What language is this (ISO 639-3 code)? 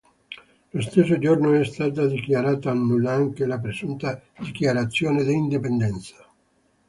ita